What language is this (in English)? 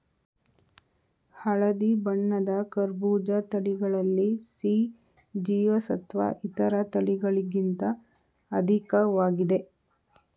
Kannada